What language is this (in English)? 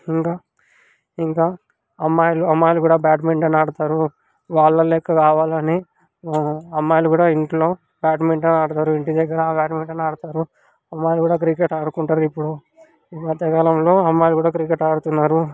Telugu